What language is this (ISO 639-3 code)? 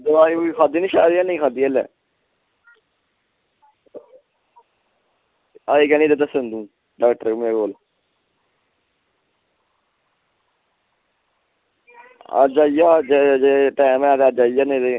doi